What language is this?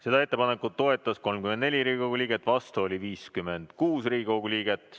Estonian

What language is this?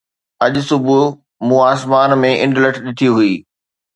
Sindhi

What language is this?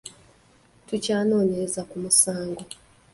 Ganda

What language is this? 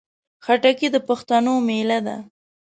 Pashto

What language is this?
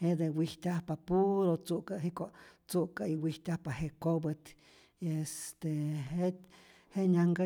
Rayón Zoque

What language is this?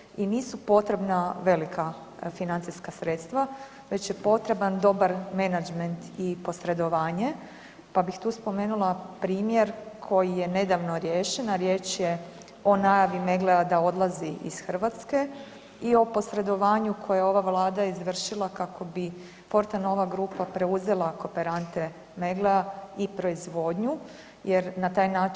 Croatian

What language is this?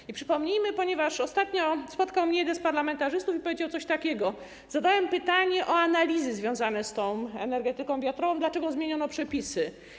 Polish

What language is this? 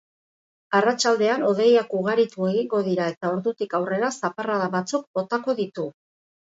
Basque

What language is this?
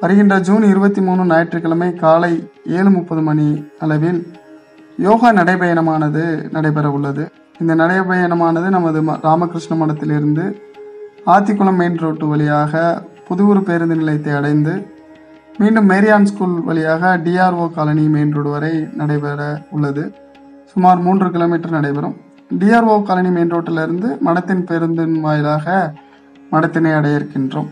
Tamil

